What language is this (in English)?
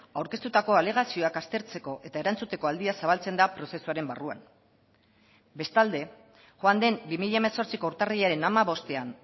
Basque